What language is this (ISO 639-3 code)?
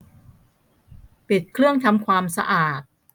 tha